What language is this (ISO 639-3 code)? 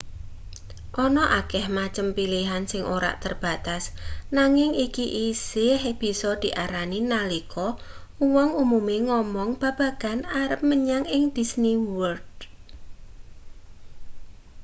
jav